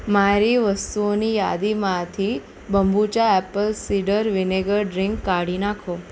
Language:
Gujarati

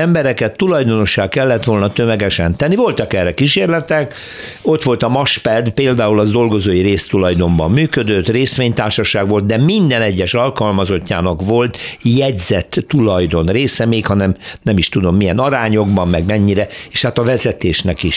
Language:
Hungarian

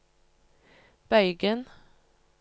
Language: Norwegian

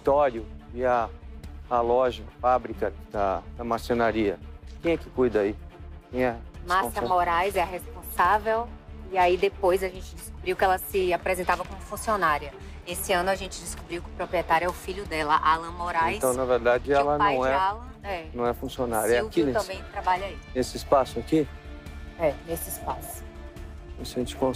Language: Portuguese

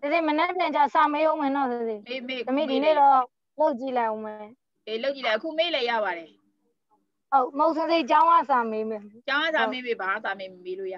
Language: Thai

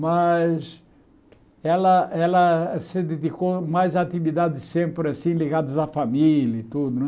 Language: Portuguese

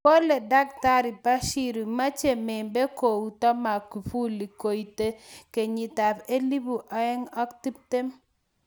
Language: Kalenjin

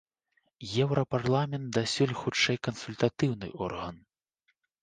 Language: Belarusian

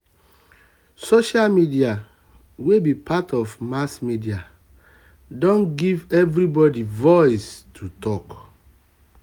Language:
Nigerian Pidgin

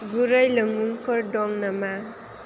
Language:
Bodo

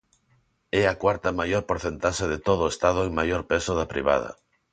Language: Galician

